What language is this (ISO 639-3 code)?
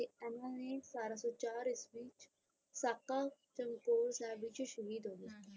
pan